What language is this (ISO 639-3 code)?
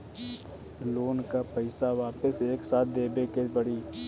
bho